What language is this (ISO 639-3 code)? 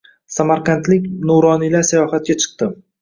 uzb